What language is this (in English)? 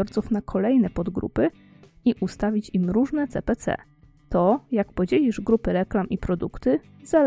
Polish